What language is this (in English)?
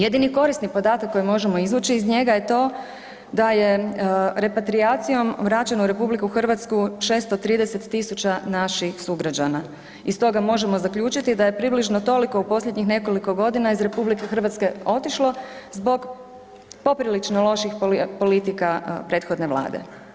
Croatian